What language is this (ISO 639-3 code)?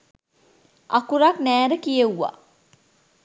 sin